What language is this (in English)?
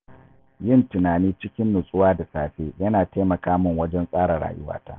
Hausa